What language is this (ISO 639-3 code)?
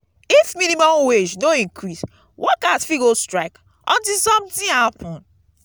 pcm